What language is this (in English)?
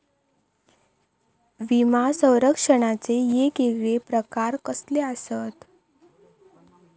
Marathi